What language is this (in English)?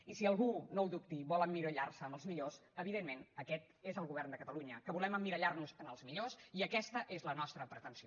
Catalan